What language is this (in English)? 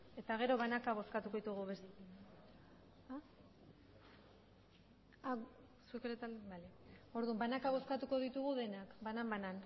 Basque